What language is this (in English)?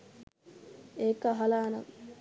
Sinhala